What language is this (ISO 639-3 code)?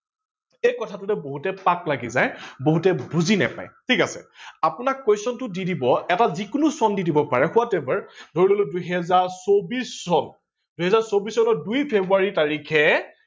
asm